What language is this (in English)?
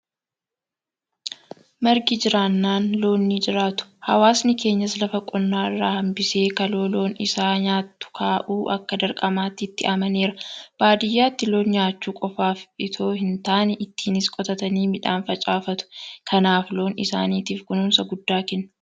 Oromo